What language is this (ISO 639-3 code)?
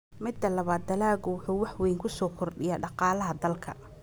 som